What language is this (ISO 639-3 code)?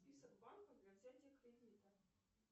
rus